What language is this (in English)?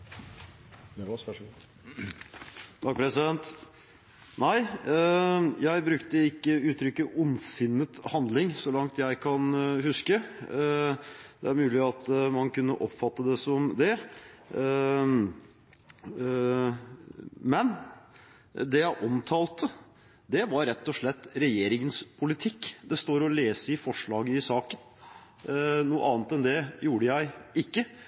Norwegian Bokmål